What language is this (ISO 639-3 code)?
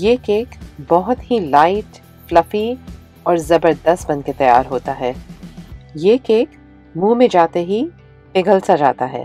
hin